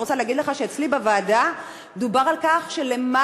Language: Hebrew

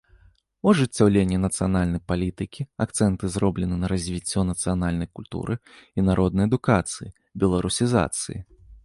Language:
Belarusian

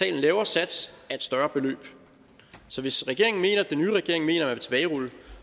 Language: Danish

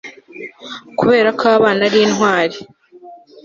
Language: Kinyarwanda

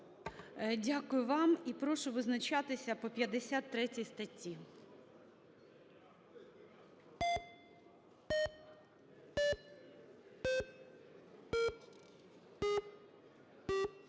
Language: Ukrainian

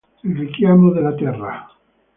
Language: Italian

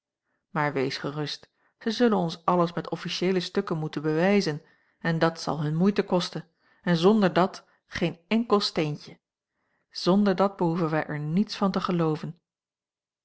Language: Dutch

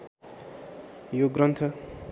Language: Nepali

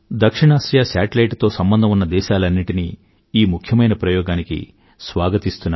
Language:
Telugu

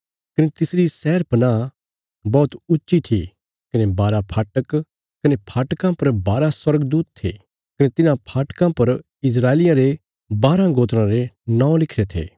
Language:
Bilaspuri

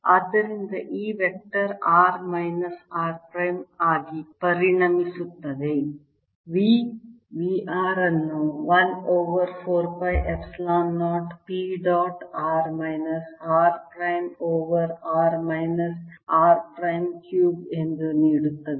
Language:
Kannada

